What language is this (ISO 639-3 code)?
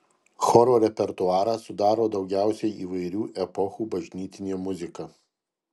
lit